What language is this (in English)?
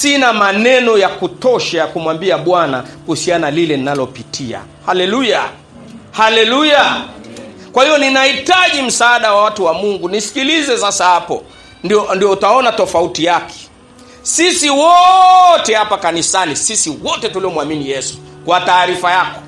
Swahili